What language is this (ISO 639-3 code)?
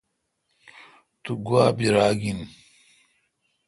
xka